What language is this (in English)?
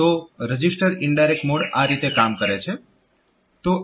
Gujarati